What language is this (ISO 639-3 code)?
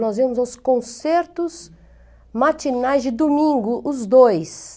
por